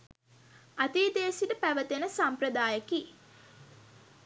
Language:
Sinhala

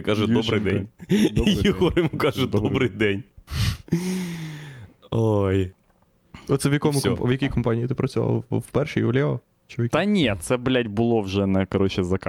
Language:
Ukrainian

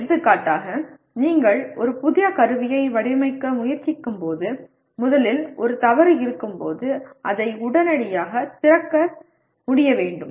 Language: Tamil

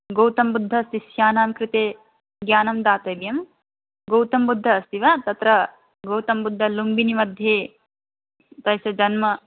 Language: Sanskrit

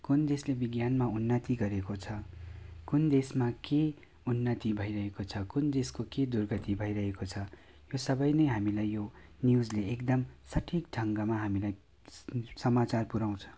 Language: Nepali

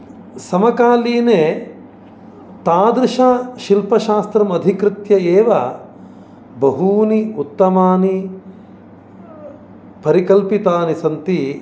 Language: Sanskrit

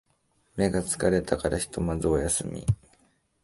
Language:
Japanese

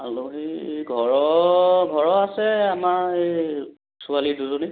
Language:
Assamese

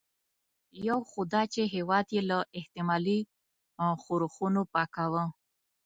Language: Pashto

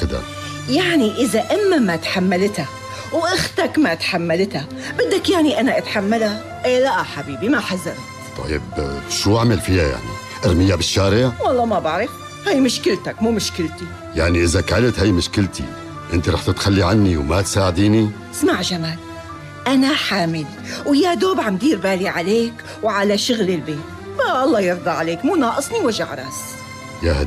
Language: Arabic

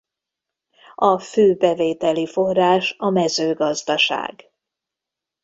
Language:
Hungarian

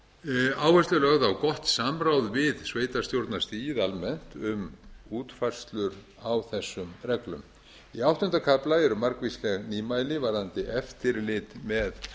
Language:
Icelandic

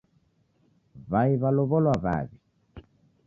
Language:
Taita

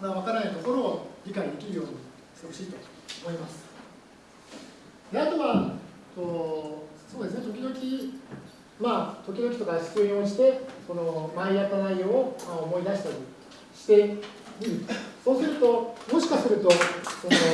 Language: Japanese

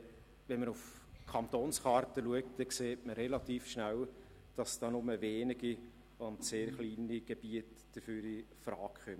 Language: Swiss German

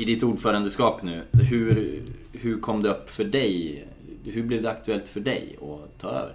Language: Swedish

